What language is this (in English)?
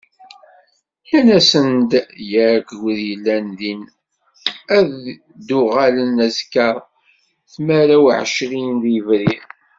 Kabyle